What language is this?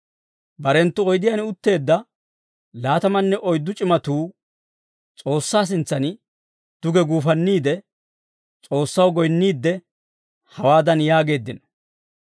Dawro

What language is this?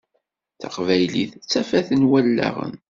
Kabyle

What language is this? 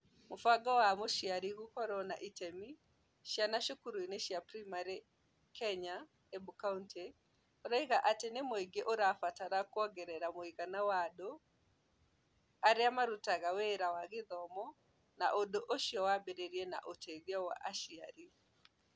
Kikuyu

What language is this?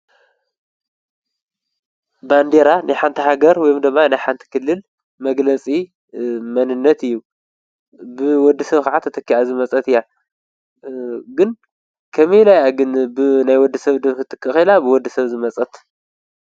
Tigrinya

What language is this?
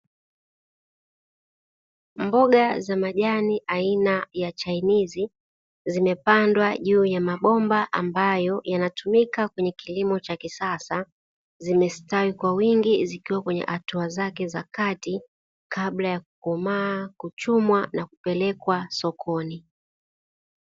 Swahili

